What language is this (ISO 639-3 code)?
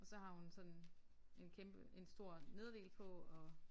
dan